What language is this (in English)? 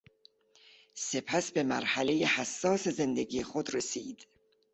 Persian